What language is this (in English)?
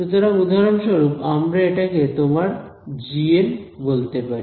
Bangla